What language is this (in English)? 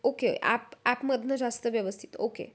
Marathi